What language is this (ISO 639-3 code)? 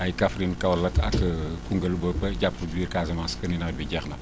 wol